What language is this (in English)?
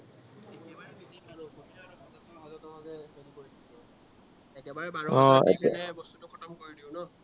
Assamese